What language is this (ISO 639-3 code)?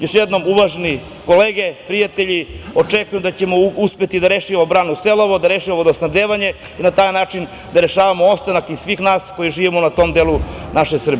srp